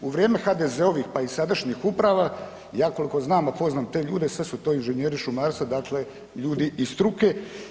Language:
Croatian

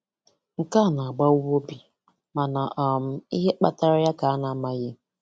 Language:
Igbo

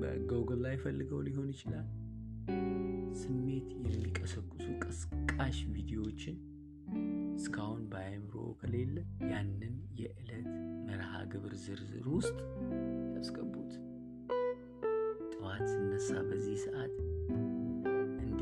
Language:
Amharic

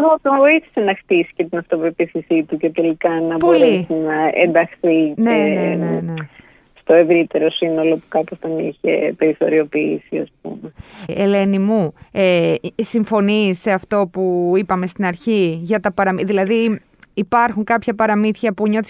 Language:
Greek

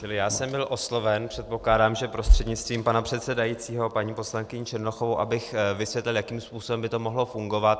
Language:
Czech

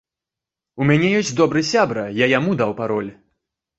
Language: Belarusian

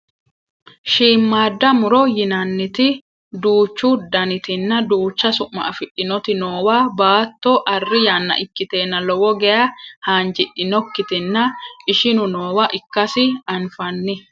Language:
Sidamo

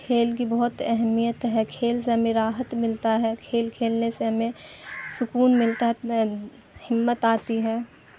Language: Urdu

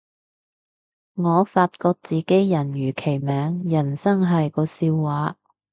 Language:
Cantonese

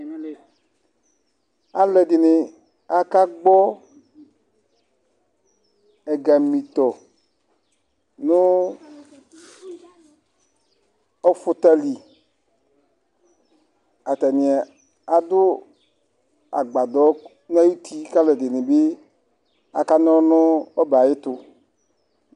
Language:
Ikposo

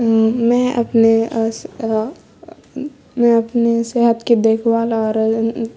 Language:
Urdu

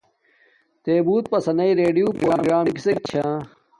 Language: Domaaki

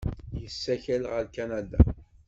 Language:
Kabyle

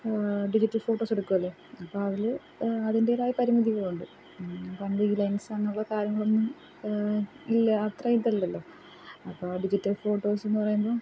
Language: Malayalam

